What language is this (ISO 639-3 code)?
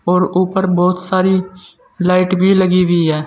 hin